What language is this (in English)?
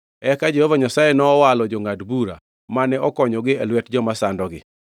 Luo (Kenya and Tanzania)